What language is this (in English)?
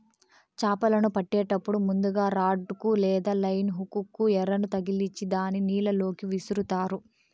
Telugu